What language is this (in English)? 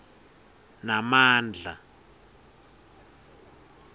Swati